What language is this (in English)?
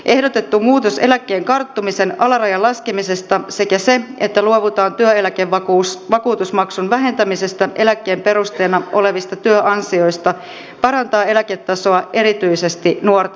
Finnish